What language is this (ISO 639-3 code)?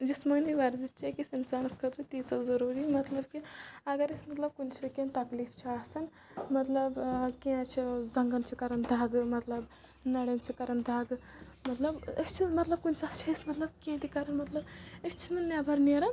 kas